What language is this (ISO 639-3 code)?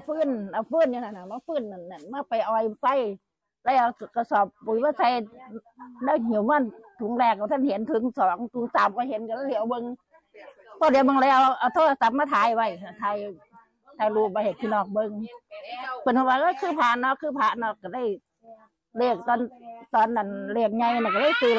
tha